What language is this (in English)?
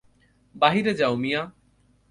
Bangla